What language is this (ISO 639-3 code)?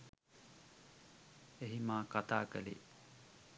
sin